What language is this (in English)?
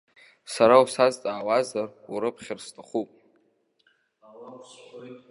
Abkhazian